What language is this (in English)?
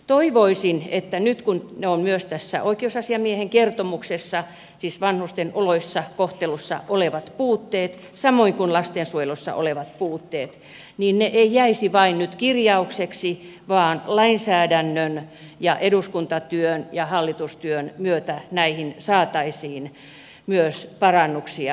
Finnish